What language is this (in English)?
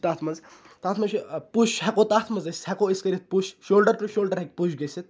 Kashmiri